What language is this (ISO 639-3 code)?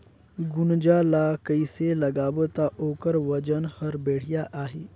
hne